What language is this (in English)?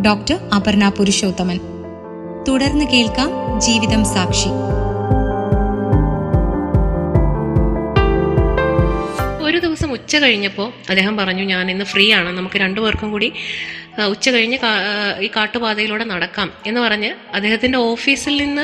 Malayalam